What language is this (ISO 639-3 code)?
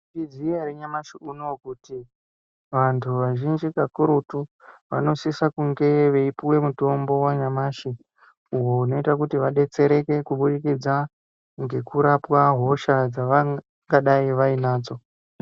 ndc